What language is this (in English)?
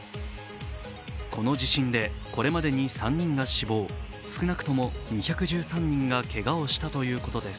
Japanese